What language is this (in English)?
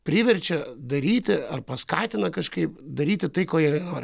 Lithuanian